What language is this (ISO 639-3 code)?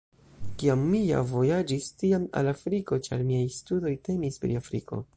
epo